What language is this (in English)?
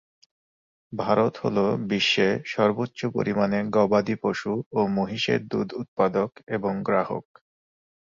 Bangla